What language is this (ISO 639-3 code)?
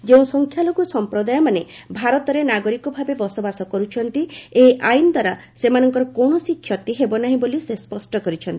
ori